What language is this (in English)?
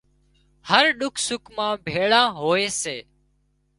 Wadiyara Koli